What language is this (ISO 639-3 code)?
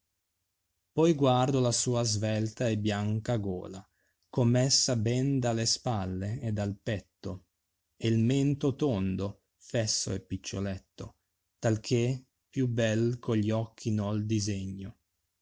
ita